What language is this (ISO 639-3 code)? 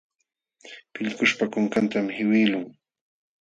qxw